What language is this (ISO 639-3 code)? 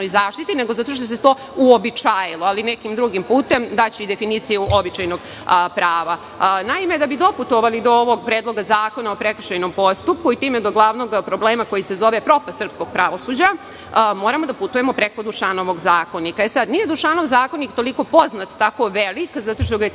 srp